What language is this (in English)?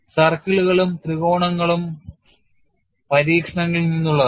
Malayalam